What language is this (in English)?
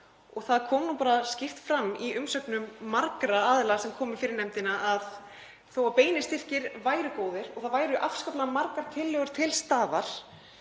Icelandic